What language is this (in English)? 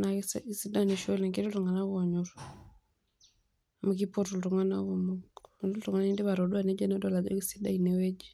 Masai